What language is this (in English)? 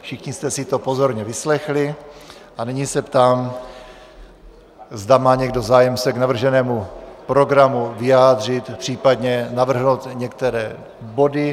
Czech